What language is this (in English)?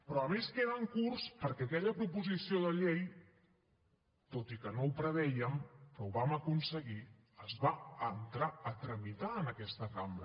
Catalan